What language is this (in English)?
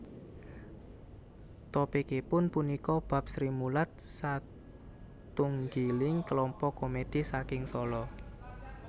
Javanese